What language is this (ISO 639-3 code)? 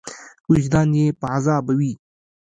pus